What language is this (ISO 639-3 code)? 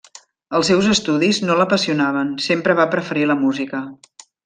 cat